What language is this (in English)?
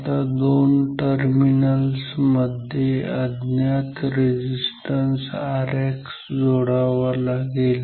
Marathi